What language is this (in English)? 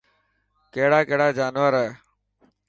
Dhatki